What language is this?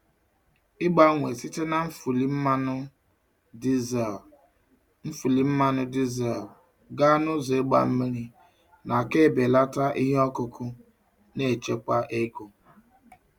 Igbo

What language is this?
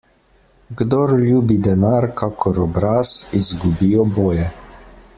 Slovenian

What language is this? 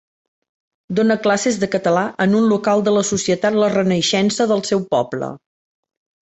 Catalan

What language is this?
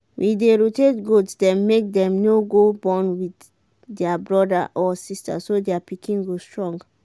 Nigerian Pidgin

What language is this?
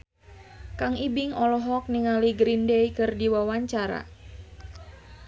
Sundanese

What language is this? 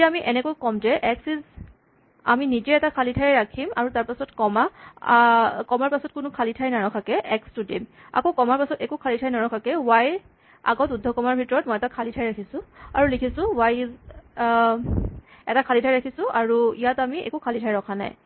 Assamese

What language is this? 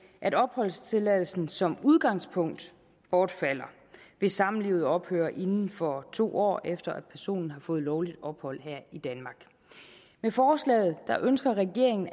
Danish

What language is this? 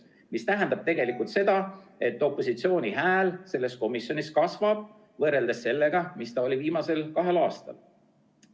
Estonian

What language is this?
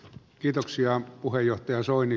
Finnish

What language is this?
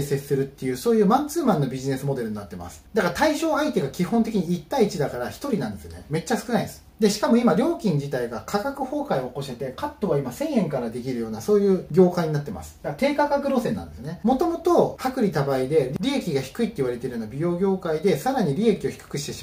Japanese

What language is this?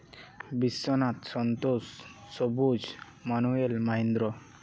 Santali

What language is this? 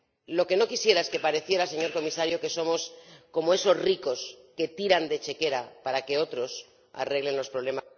Spanish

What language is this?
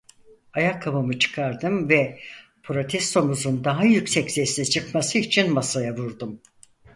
Turkish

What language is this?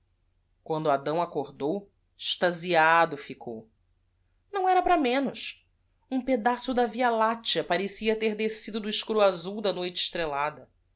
Portuguese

